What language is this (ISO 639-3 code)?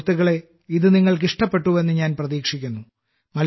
mal